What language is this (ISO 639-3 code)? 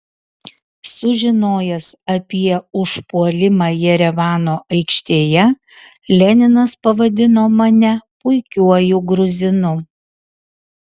lit